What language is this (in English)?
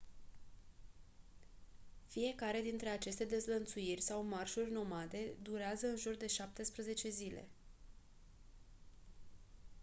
Romanian